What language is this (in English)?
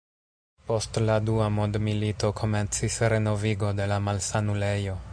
Esperanto